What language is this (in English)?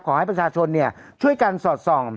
Thai